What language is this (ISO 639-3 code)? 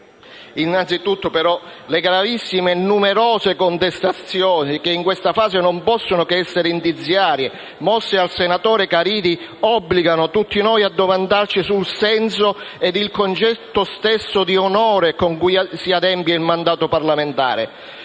ita